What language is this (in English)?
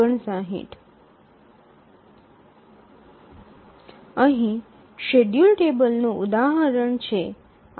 Gujarati